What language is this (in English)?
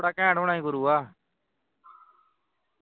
Punjabi